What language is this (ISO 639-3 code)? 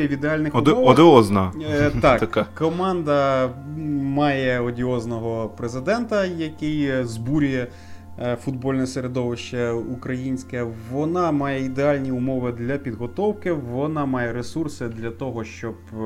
ukr